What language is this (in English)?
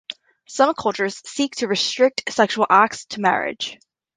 English